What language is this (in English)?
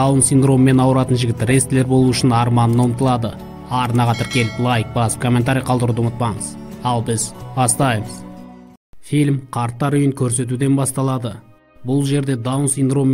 Russian